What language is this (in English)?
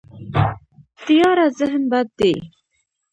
Pashto